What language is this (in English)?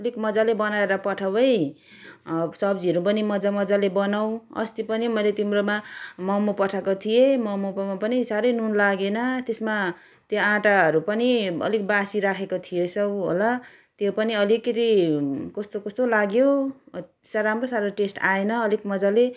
Nepali